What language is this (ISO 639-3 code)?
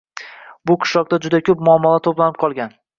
uzb